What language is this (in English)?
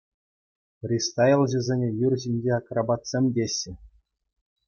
Chuvash